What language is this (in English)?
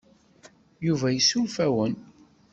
Kabyle